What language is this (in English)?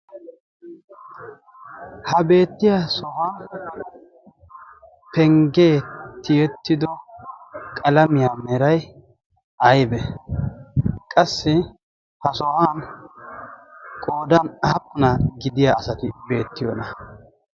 Wolaytta